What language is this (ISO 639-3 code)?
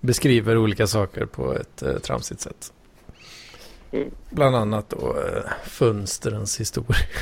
swe